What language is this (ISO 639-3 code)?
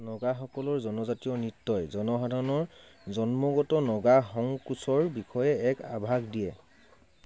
asm